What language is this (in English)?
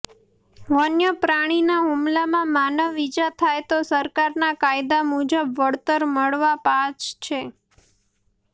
Gujarati